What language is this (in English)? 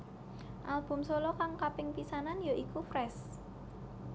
Javanese